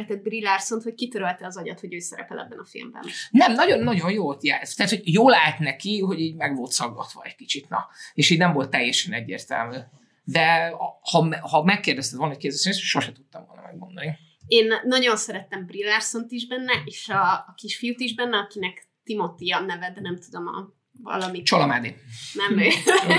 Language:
Hungarian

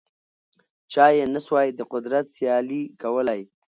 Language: Pashto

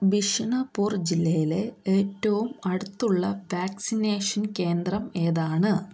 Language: Malayalam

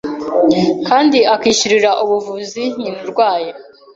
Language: Kinyarwanda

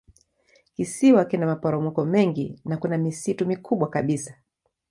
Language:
Swahili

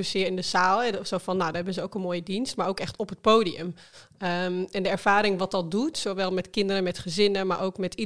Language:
Dutch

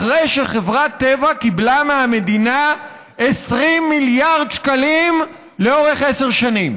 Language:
Hebrew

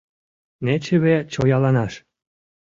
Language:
Mari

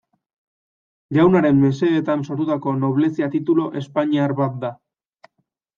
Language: Basque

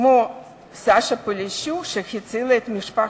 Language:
Hebrew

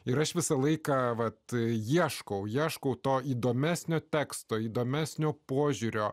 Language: Lithuanian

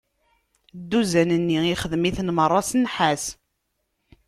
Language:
Kabyle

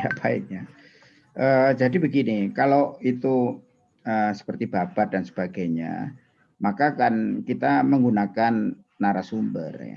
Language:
Indonesian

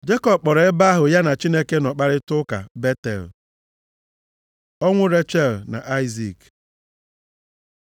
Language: Igbo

